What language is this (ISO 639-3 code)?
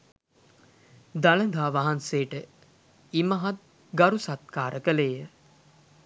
sin